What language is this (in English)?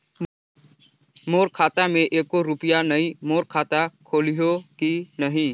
Chhattisgarhi